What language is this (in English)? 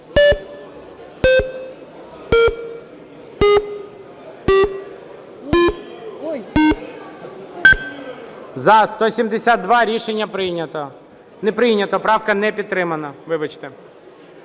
Ukrainian